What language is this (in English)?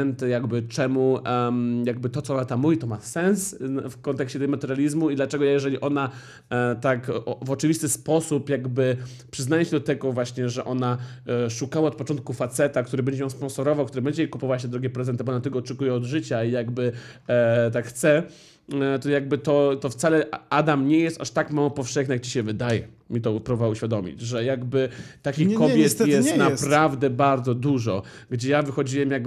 Polish